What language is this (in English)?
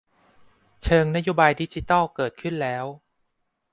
Thai